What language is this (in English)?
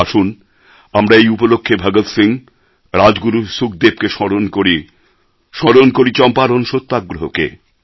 Bangla